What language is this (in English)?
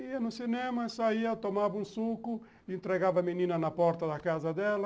Portuguese